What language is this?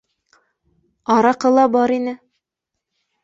Bashkir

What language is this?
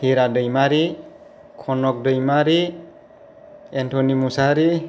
Bodo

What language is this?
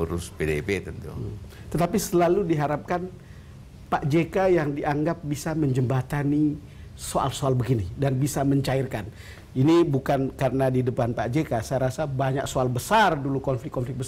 Indonesian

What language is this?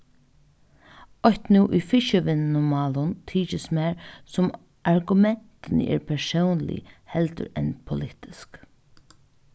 Faroese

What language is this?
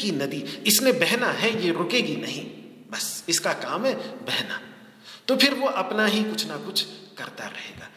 Hindi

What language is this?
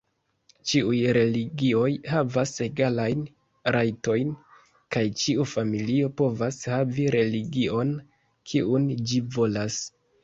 Esperanto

